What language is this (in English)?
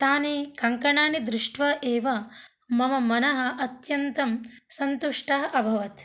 Sanskrit